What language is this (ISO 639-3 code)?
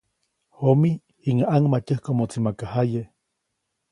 zoc